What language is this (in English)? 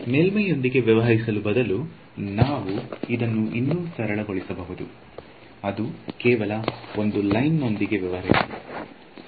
Kannada